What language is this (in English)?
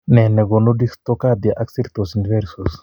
Kalenjin